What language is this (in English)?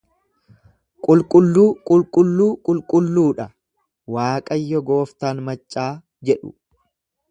Oromo